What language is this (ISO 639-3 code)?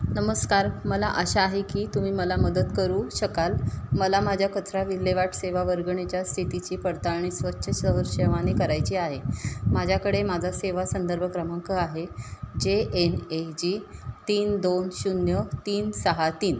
mar